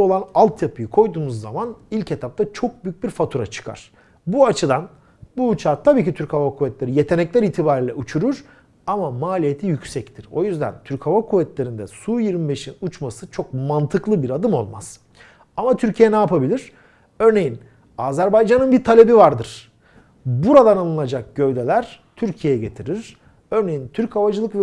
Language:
Turkish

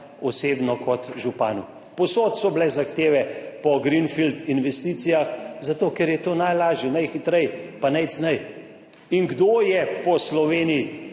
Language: Slovenian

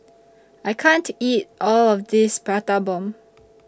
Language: English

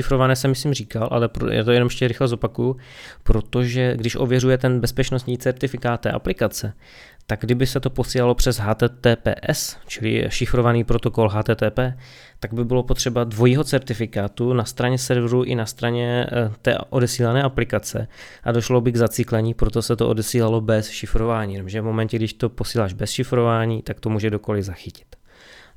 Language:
Czech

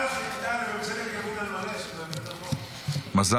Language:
Hebrew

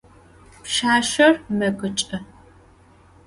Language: Adyghe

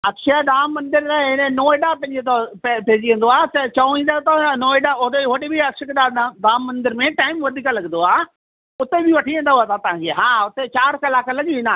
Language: Sindhi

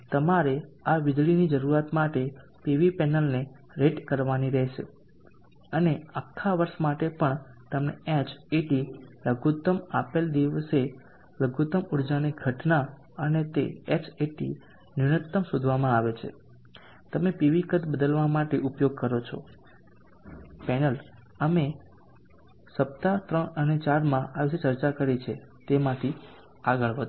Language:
Gujarati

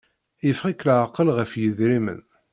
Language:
Kabyle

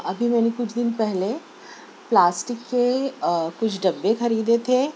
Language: Urdu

